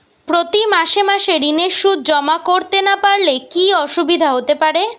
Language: Bangla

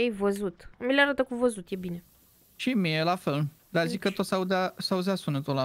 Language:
Romanian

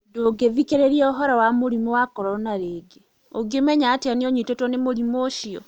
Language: Kikuyu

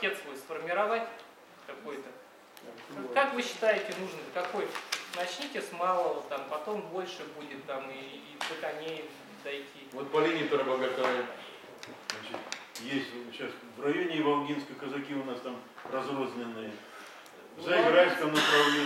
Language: Russian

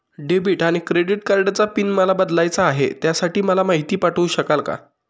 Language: Marathi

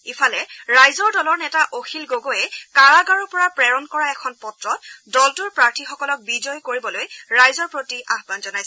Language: Assamese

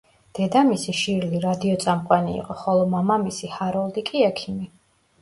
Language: Georgian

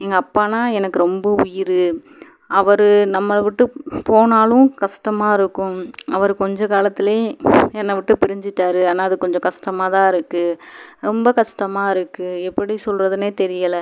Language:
Tamil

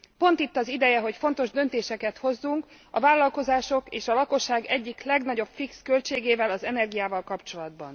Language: Hungarian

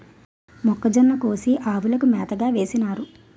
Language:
Telugu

